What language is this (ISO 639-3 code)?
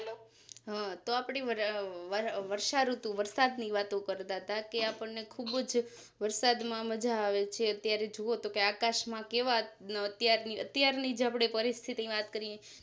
guj